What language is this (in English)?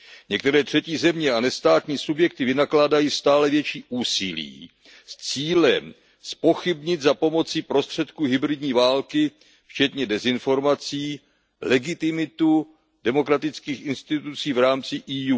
Czech